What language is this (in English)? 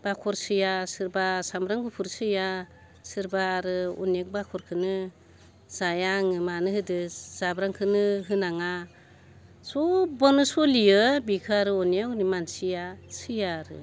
Bodo